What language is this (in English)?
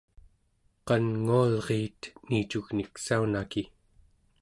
Central Yupik